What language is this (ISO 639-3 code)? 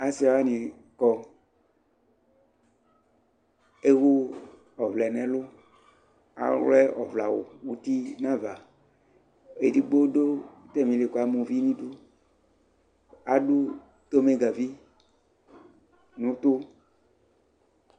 kpo